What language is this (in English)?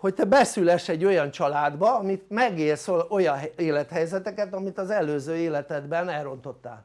Hungarian